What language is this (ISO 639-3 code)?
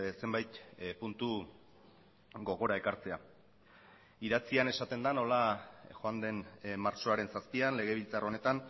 eus